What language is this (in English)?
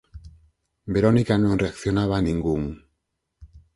Galician